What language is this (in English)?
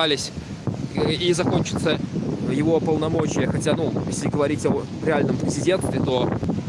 Russian